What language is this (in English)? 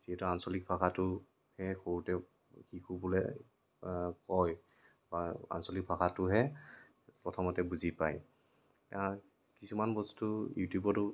Assamese